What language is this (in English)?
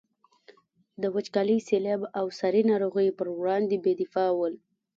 Pashto